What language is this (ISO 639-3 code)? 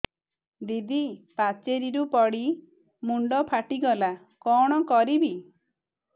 ori